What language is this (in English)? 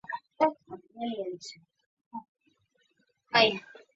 Chinese